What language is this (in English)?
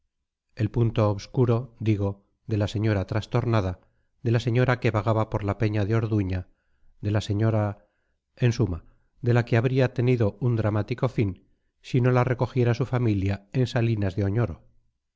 Spanish